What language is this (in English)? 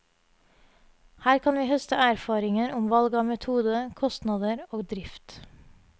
Norwegian